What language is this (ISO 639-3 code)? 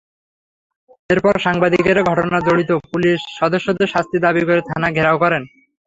ben